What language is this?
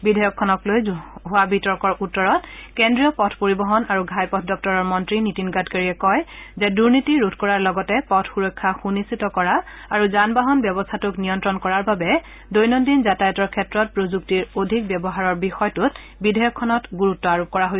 Assamese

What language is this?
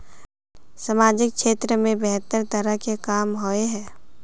Magahi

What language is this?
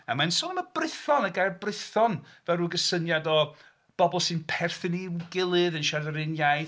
Welsh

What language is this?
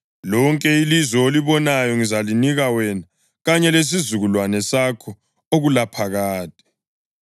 North Ndebele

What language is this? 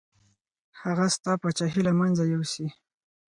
Pashto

